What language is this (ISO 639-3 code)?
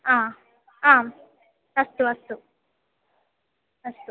san